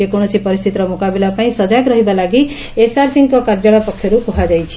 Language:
Odia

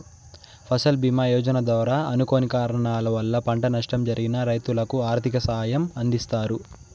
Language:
Telugu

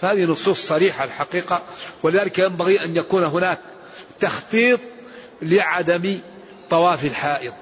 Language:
Arabic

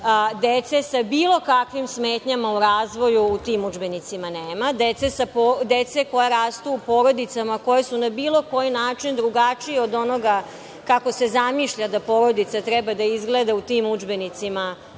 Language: Serbian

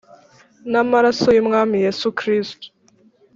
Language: Kinyarwanda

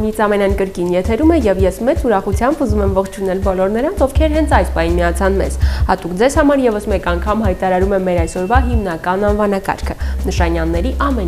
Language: Turkish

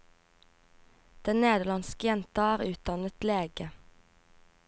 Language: Norwegian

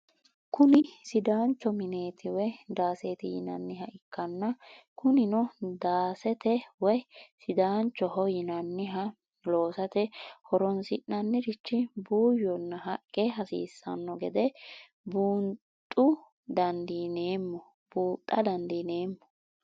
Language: Sidamo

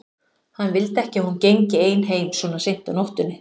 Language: Icelandic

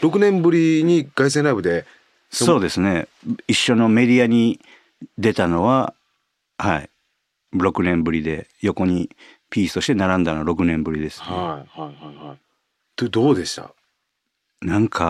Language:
Japanese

